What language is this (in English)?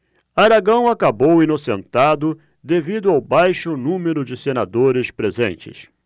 Portuguese